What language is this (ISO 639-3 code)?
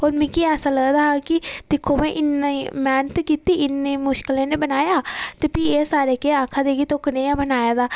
doi